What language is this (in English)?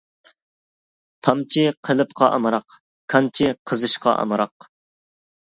Uyghur